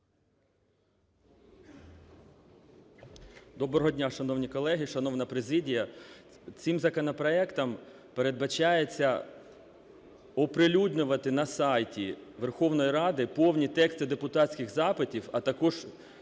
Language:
Ukrainian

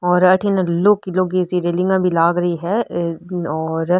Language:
Rajasthani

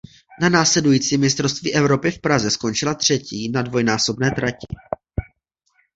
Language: Czech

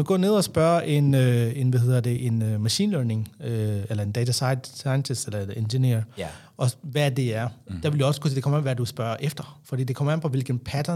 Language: Danish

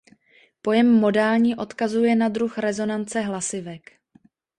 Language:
Czech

